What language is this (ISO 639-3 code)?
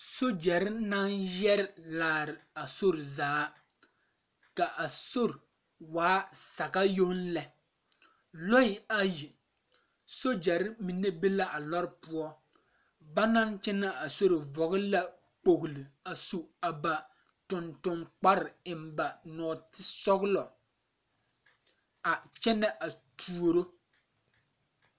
dga